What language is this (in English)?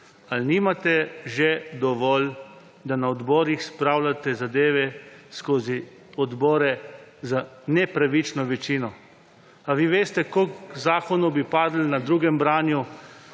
Slovenian